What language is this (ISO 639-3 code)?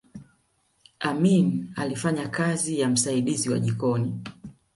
swa